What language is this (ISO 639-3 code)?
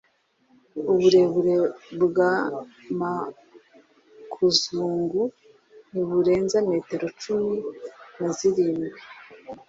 kin